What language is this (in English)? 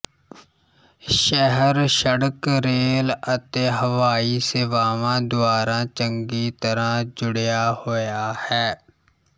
Punjabi